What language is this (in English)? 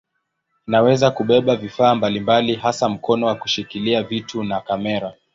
Swahili